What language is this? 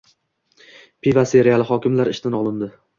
Uzbek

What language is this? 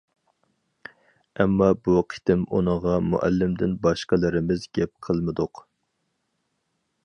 Uyghur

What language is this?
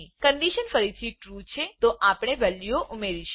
Gujarati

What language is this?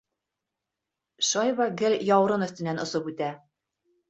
Bashkir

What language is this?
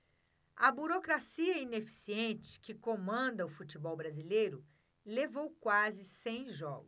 Portuguese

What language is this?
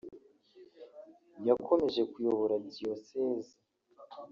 Kinyarwanda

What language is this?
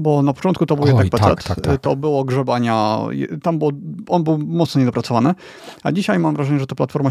Polish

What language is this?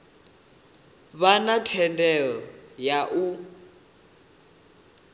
Venda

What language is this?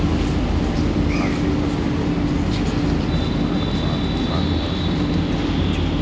Maithili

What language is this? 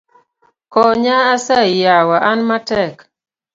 Luo (Kenya and Tanzania)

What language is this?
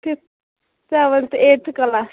Kashmiri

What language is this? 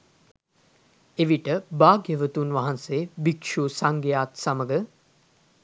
Sinhala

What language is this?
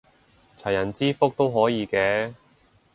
Cantonese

